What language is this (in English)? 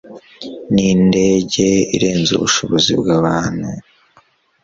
Kinyarwanda